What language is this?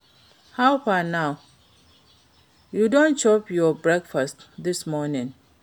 Nigerian Pidgin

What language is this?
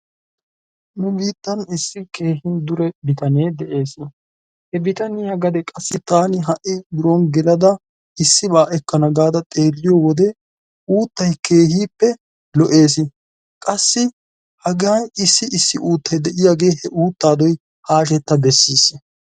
Wolaytta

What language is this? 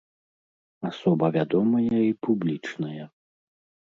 Belarusian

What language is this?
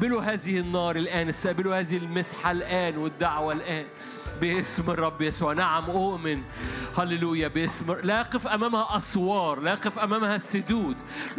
Arabic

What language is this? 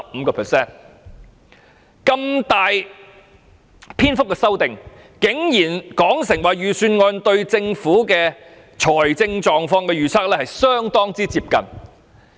Cantonese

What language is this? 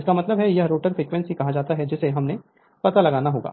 Hindi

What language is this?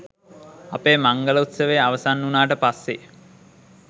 Sinhala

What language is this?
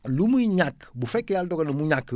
Wolof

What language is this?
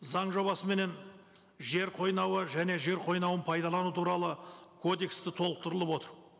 Kazakh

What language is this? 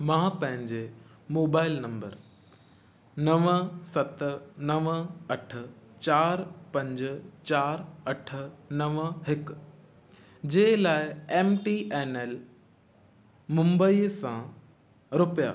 Sindhi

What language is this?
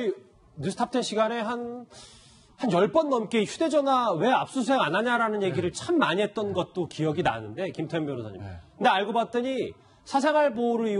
Korean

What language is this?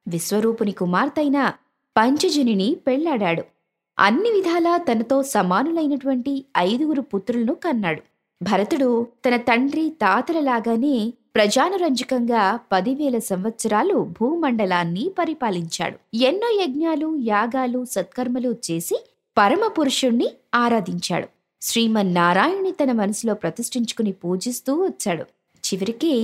Telugu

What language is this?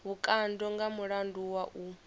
Venda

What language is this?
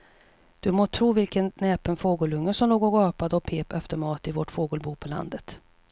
Swedish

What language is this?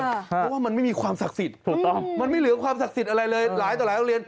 Thai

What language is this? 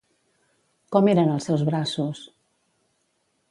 Catalan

